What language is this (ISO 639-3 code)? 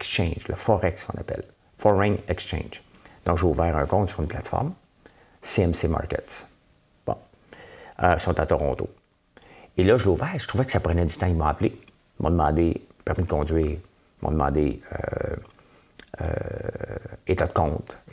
fra